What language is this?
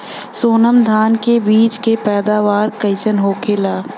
Bhojpuri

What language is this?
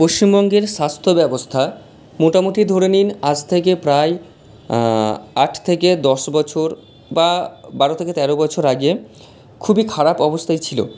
Bangla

